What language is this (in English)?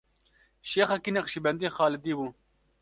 Kurdish